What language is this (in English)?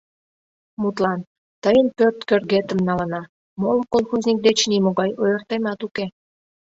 Mari